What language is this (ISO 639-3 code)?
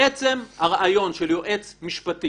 heb